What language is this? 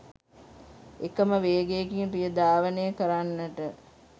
Sinhala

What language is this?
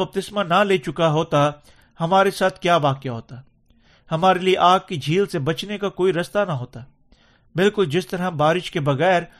Urdu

